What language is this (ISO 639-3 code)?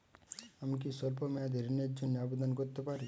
ben